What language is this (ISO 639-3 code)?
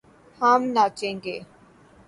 urd